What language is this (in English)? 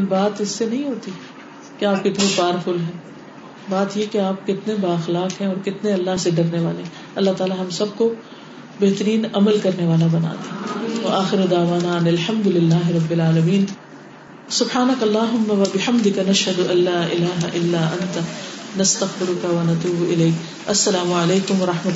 Urdu